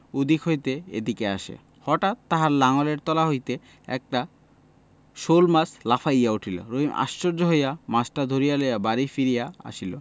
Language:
Bangla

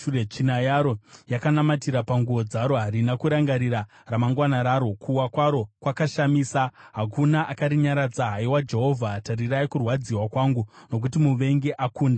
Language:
Shona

